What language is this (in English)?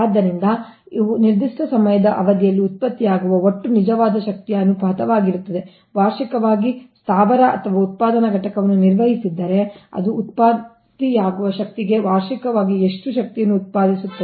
Kannada